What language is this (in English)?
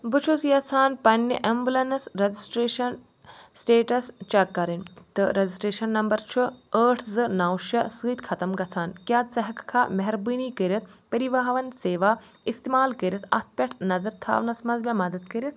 Kashmiri